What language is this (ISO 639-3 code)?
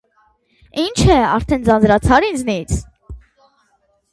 hye